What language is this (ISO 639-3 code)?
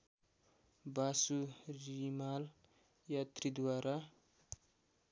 nep